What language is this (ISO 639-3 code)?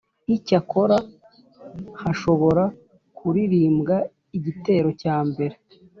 kin